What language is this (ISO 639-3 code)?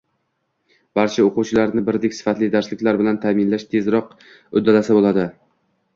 uzb